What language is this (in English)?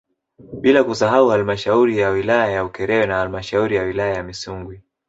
Swahili